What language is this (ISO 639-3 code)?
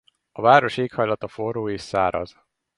hun